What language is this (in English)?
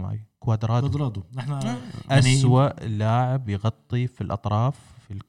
Arabic